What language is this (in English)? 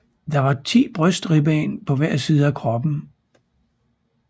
Danish